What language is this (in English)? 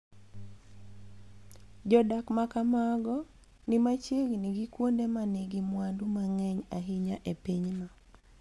Luo (Kenya and Tanzania)